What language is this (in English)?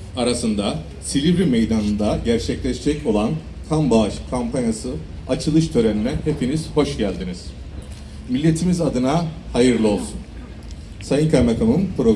Turkish